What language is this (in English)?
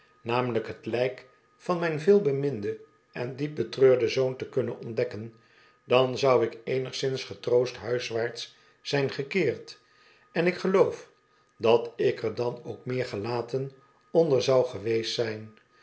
Dutch